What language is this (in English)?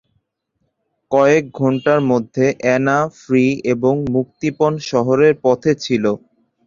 Bangla